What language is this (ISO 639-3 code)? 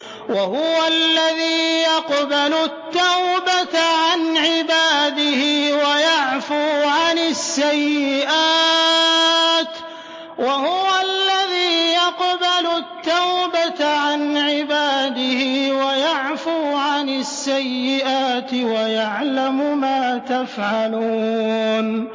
ara